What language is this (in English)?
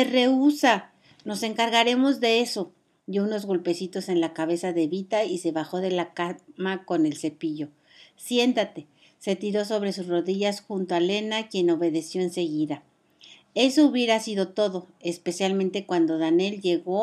Spanish